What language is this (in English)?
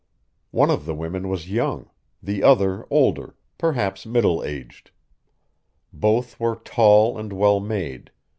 English